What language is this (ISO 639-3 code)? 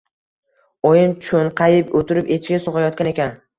uzb